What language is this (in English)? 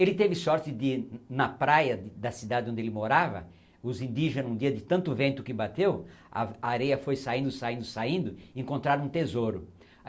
Portuguese